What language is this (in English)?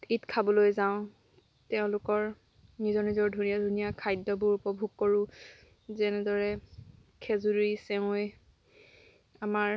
Assamese